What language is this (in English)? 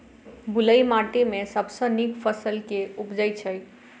Maithili